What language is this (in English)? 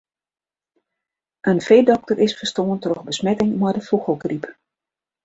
Western Frisian